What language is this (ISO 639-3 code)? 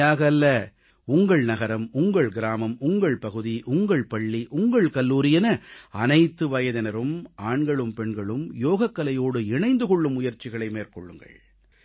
tam